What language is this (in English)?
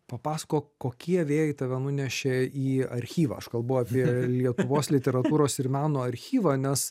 Lithuanian